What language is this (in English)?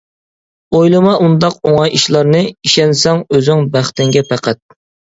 Uyghur